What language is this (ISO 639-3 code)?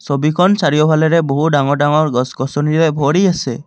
asm